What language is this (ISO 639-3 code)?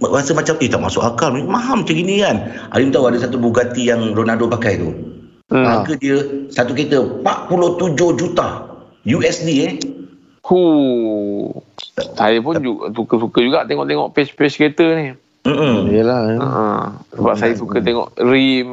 msa